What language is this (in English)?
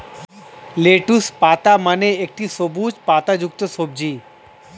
Bangla